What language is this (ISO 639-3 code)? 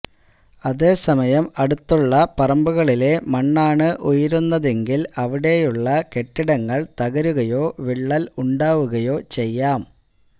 mal